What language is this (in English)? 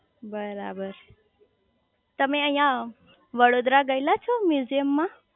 Gujarati